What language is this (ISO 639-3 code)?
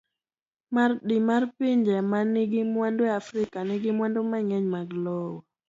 luo